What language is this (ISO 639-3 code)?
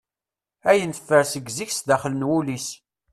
kab